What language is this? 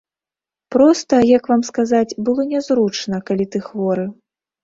Belarusian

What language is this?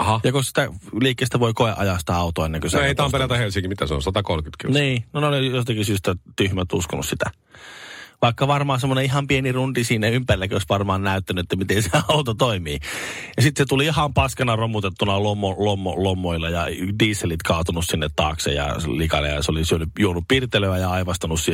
Finnish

